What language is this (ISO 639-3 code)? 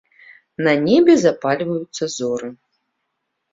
bel